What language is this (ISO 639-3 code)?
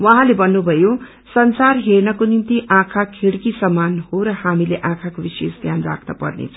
nep